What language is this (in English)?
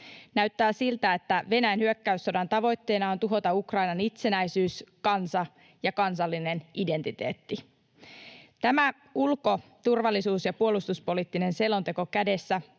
Finnish